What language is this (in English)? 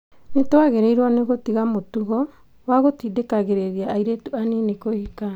Kikuyu